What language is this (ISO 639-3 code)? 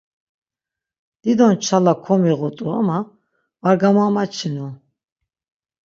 lzz